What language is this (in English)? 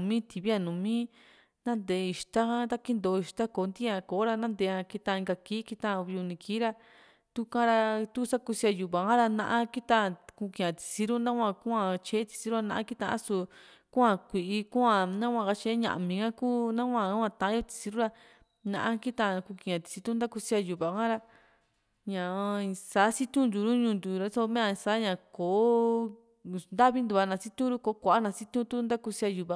Juxtlahuaca Mixtec